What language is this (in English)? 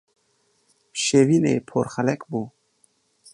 Kurdish